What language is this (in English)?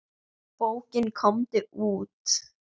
Icelandic